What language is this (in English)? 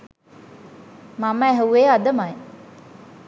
Sinhala